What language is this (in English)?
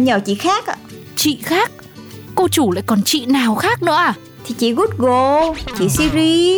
Vietnamese